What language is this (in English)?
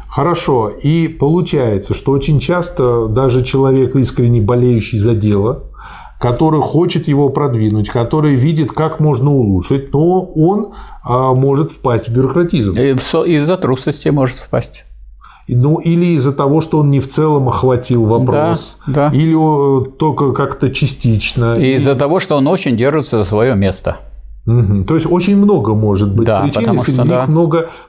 Russian